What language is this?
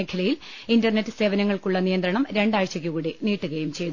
Malayalam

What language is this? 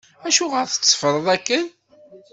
Kabyle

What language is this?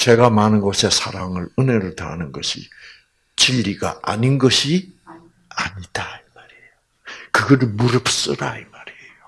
Korean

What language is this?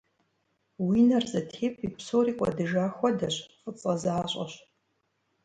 Kabardian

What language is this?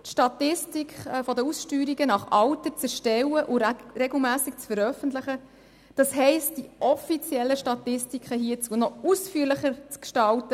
Swiss German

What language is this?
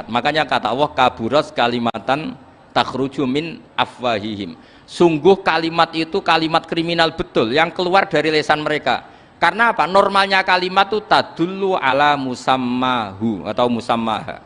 Indonesian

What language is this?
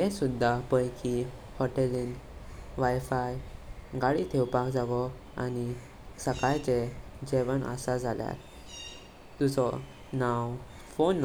Konkani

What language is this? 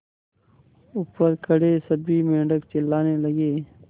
Hindi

